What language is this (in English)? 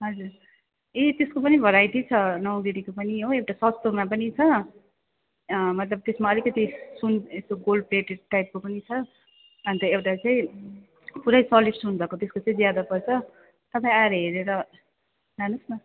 Nepali